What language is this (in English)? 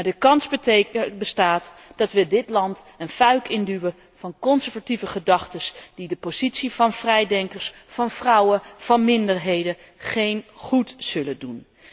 Dutch